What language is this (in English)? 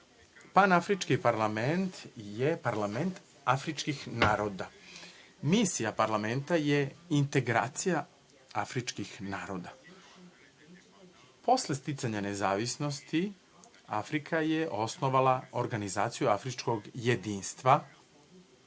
Serbian